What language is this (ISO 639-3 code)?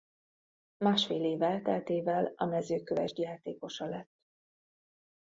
hun